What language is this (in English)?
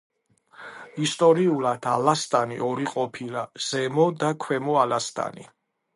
Georgian